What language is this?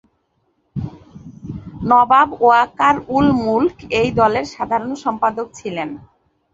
Bangla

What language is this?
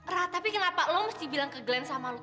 Indonesian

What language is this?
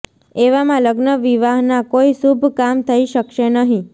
Gujarati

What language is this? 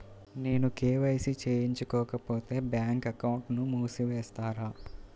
Telugu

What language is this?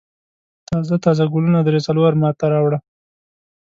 Pashto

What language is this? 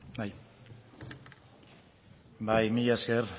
Basque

